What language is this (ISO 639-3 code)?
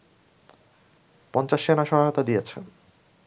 ben